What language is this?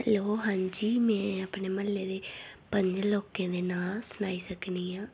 Dogri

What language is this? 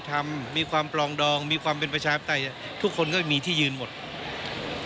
Thai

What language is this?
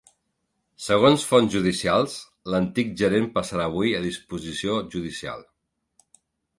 Catalan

